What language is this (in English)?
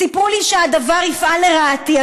Hebrew